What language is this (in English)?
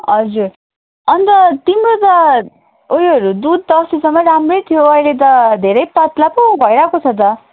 Nepali